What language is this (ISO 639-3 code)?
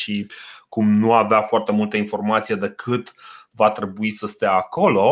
ron